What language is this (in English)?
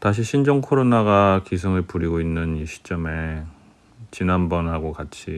Korean